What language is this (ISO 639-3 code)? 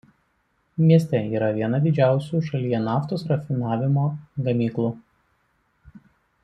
lit